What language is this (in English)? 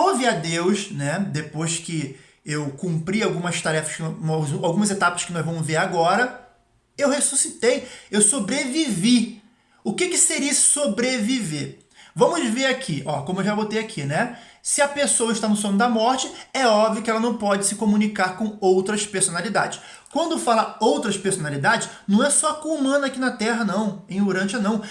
Portuguese